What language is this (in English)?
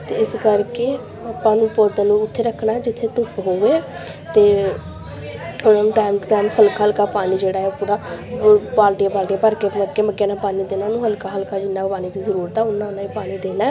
Punjabi